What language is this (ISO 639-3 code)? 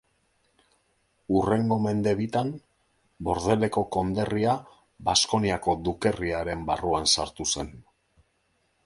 eus